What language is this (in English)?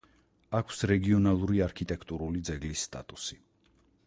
Georgian